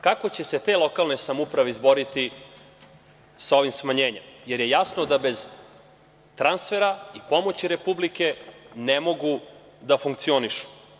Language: Serbian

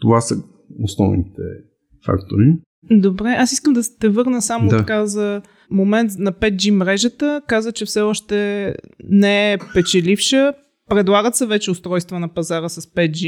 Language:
Bulgarian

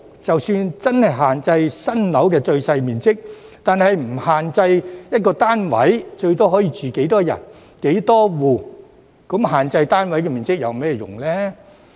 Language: Cantonese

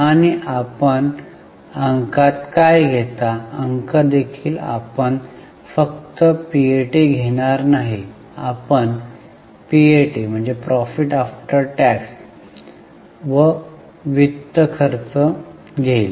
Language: Marathi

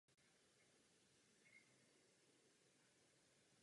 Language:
Czech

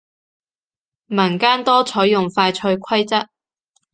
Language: Cantonese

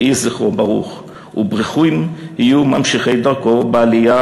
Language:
Hebrew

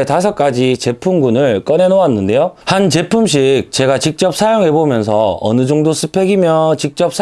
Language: Korean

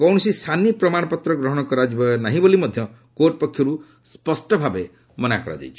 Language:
Odia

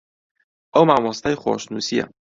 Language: Central Kurdish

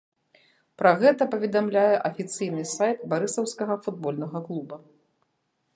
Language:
Belarusian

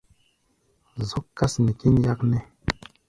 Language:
Gbaya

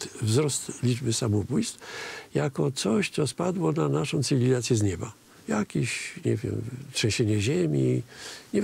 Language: Polish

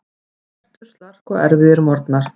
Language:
Icelandic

